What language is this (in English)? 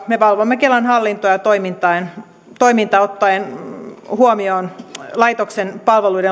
Finnish